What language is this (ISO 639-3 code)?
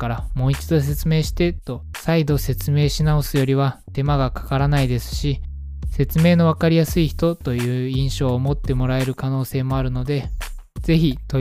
jpn